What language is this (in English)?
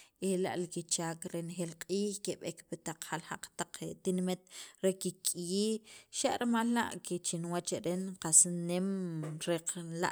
Sacapulteco